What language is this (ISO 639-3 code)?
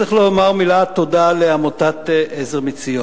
heb